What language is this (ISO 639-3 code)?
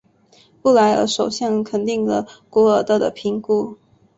zho